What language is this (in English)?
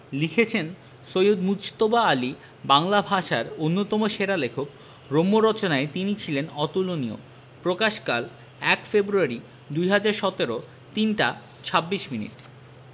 Bangla